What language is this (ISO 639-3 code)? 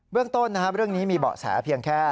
tha